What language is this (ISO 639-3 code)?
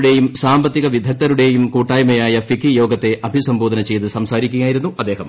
mal